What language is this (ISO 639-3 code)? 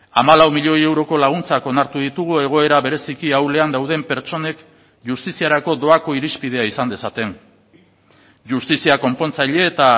eus